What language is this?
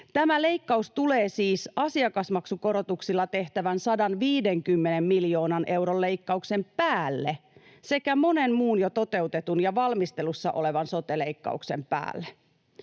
Finnish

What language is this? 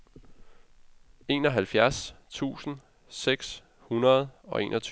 Danish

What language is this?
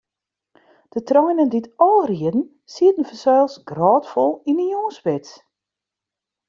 Western Frisian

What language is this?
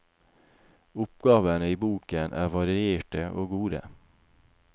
Norwegian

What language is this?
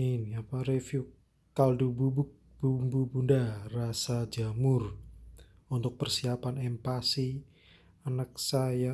Indonesian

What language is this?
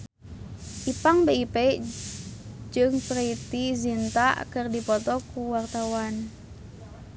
Sundanese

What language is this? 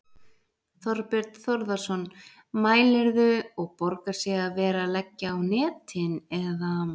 Icelandic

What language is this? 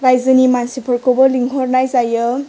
Bodo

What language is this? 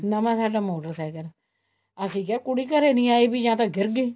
Punjabi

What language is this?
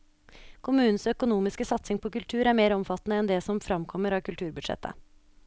Norwegian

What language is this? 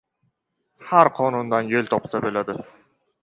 Uzbek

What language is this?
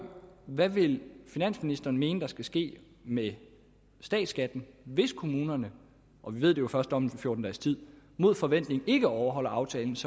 Danish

